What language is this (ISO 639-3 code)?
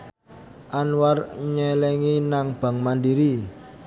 jav